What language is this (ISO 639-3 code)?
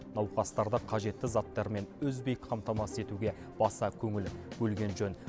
kaz